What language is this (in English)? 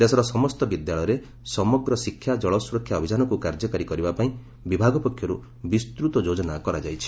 Odia